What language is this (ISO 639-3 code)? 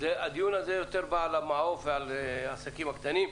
heb